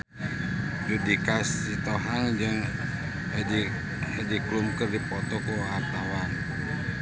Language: Sundanese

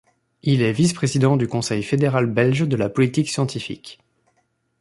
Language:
French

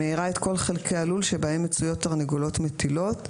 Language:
Hebrew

